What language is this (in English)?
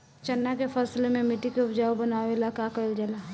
Bhojpuri